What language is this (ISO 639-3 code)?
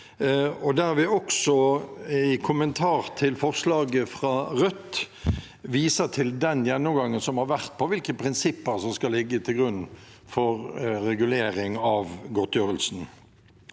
nor